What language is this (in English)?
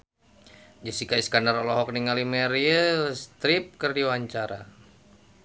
Sundanese